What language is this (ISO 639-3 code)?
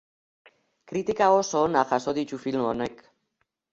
eus